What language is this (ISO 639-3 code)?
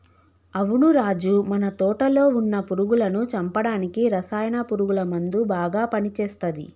tel